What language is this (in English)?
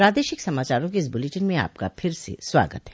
Hindi